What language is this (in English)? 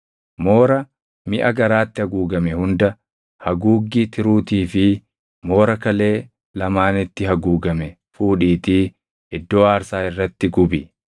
Oromo